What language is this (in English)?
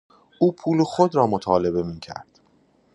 Persian